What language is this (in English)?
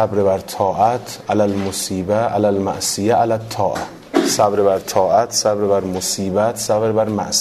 Persian